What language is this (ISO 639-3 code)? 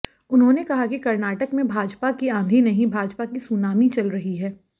hin